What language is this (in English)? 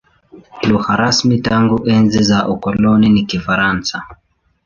Swahili